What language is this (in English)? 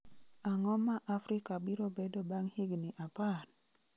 Luo (Kenya and Tanzania)